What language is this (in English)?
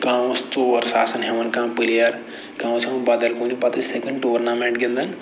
Kashmiri